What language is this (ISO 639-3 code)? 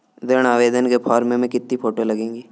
hin